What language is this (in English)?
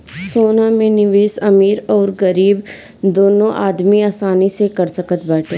Bhojpuri